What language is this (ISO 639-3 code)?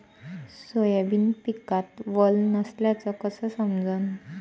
mar